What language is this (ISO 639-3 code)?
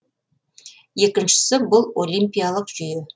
kaz